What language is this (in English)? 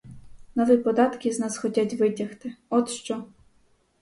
Ukrainian